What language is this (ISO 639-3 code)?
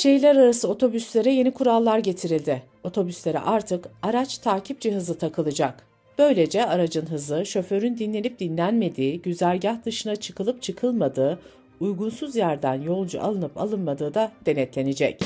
tur